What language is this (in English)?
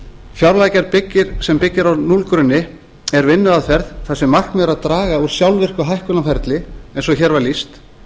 Icelandic